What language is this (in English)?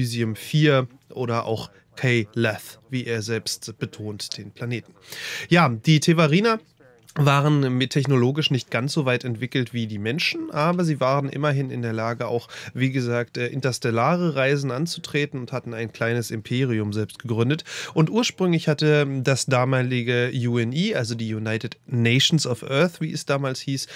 German